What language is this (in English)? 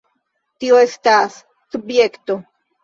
Esperanto